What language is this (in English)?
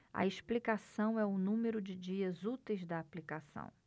Portuguese